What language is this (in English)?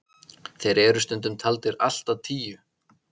Icelandic